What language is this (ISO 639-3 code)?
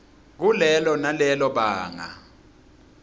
ssw